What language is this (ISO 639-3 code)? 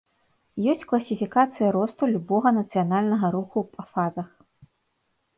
bel